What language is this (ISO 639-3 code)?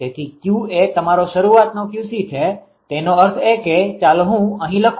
guj